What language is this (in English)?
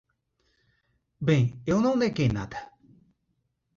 Portuguese